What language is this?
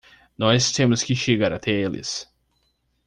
Portuguese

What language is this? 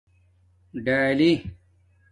Domaaki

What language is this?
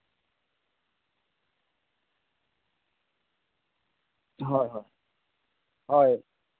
Santali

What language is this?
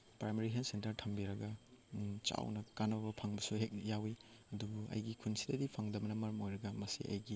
Manipuri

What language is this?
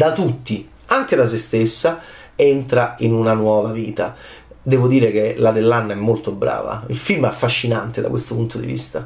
Italian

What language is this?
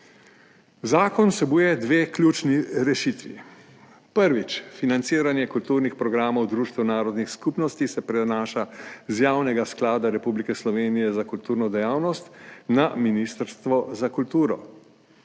Slovenian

